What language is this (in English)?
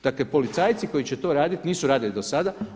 Croatian